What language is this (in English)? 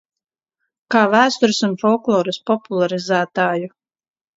Latvian